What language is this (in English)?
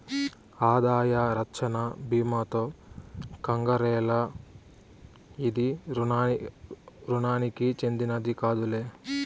Telugu